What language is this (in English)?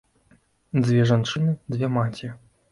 Belarusian